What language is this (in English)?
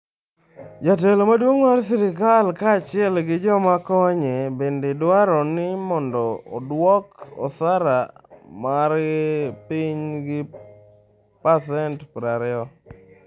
Luo (Kenya and Tanzania)